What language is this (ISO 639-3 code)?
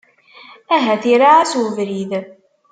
kab